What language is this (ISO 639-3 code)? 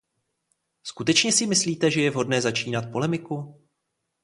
ces